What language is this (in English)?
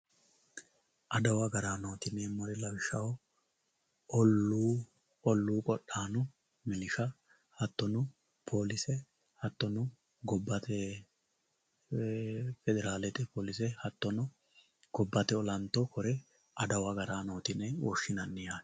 Sidamo